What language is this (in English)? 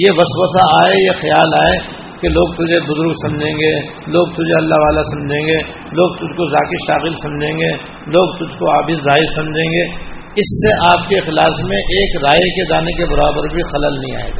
Urdu